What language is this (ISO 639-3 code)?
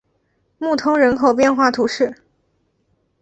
zho